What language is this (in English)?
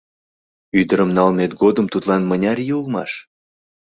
Mari